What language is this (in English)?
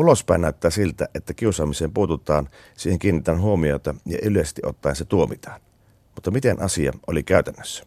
Finnish